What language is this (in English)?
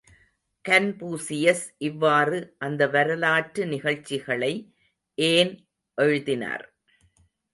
Tamil